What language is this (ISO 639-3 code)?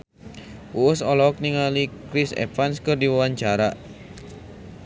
sun